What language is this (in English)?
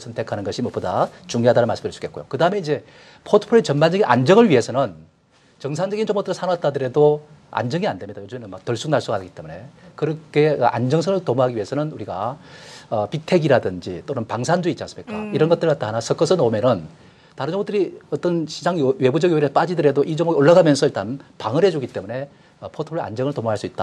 Korean